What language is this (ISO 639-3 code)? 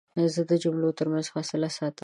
pus